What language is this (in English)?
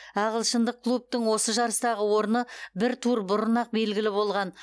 Kazakh